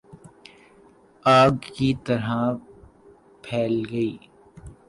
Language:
Urdu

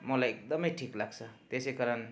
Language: Nepali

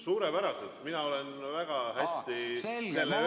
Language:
Estonian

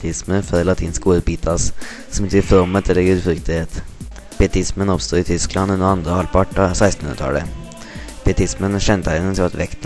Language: Norwegian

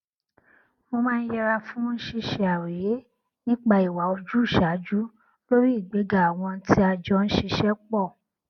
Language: Yoruba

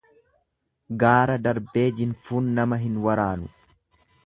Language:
Oromo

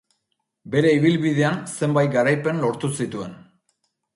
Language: Basque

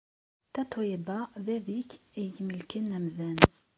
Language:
Kabyle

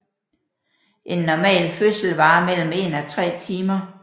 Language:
Danish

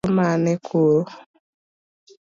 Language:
Luo (Kenya and Tanzania)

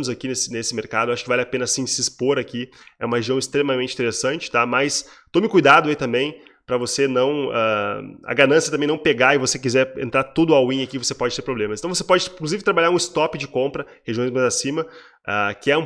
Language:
Portuguese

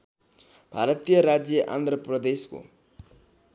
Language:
Nepali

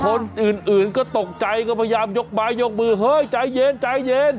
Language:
Thai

